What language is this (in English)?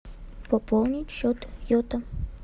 Russian